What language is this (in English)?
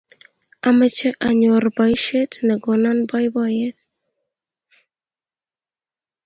Kalenjin